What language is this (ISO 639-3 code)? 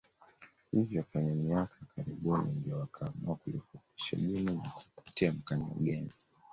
swa